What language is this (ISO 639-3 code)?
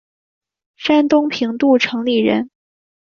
zho